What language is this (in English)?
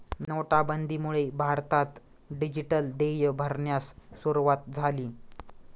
Marathi